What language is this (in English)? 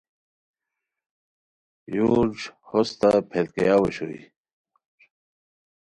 Khowar